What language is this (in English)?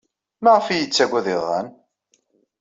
Kabyle